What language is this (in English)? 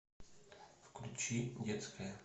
Russian